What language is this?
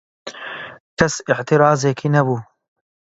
Central Kurdish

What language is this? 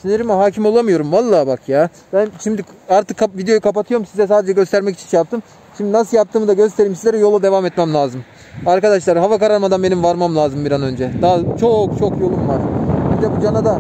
Turkish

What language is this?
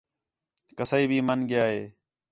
Khetrani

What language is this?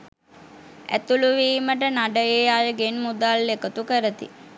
Sinhala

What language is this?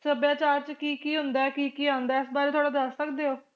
Punjabi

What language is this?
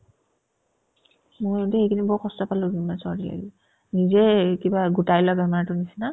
Assamese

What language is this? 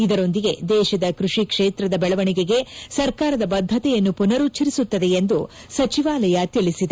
Kannada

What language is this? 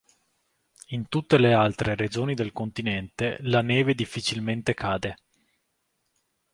Italian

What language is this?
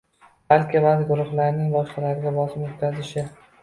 Uzbek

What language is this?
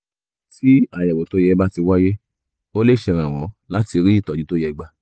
Yoruba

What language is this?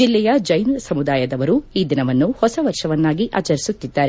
Kannada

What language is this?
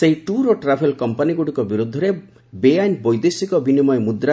Odia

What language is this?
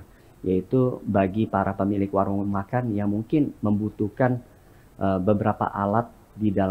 Indonesian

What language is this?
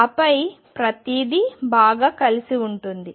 Telugu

